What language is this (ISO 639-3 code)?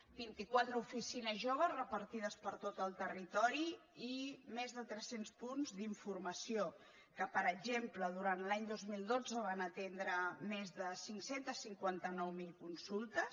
cat